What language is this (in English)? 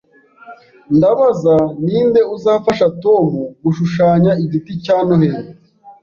Kinyarwanda